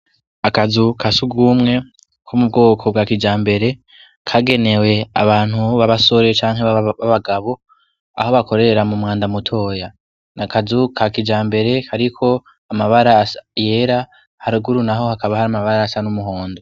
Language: Rundi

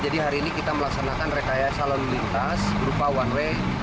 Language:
Indonesian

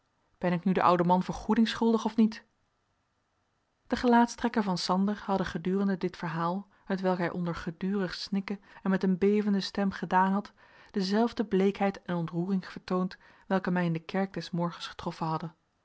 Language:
Dutch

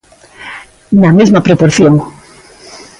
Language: Galician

